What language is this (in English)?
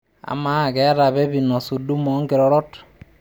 Masai